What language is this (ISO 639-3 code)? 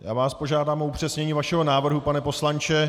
ces